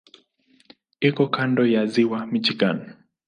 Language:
Swahili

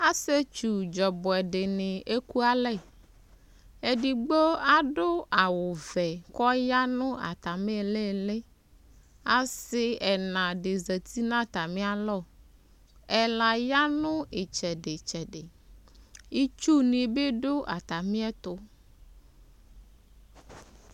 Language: Ikposo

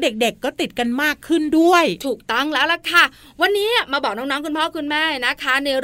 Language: Thai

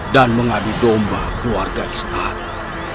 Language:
Indonesian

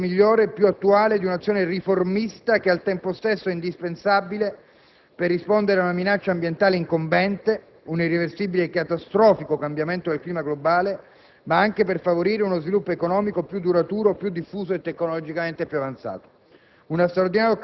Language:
Italian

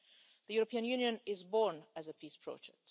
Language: English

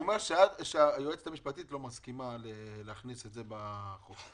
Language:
Hebrew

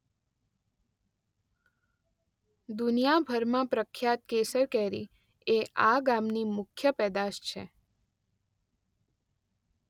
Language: Gujarati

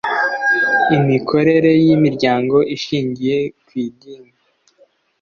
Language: Kinyarwanda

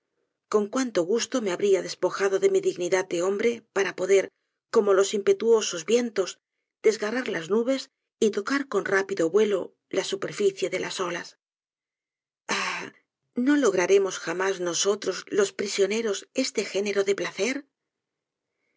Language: Spanish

